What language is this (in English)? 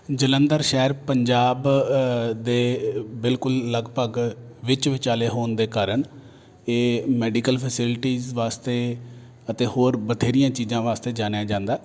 Punjabi